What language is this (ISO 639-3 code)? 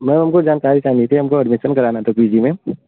hin